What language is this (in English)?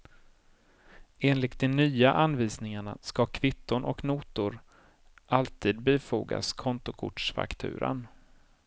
Swedish